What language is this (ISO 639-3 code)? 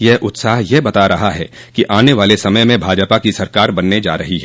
hin